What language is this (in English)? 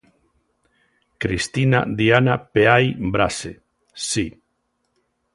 Galician